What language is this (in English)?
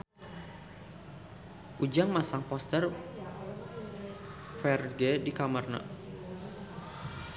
Sundanese